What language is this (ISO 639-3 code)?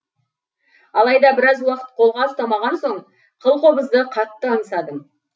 kaz